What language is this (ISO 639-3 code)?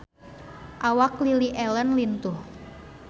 sun